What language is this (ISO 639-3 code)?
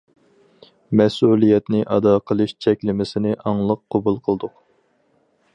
uig